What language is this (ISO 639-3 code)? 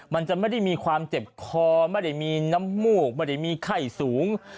tha